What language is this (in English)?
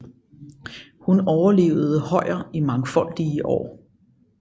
Danish